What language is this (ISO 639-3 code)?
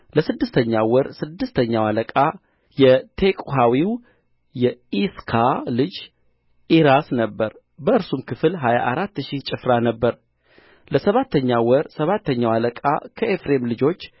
amh